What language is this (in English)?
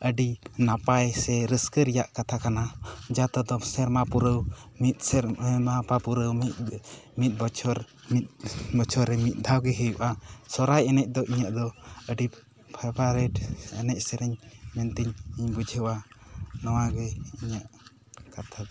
Santali